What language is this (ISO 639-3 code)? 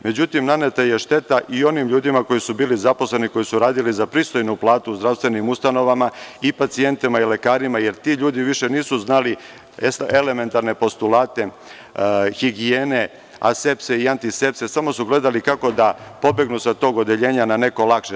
srp